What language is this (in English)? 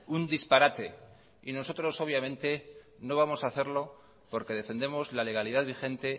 Spanish